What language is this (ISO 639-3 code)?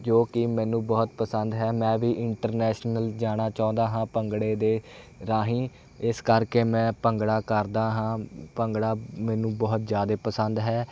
pan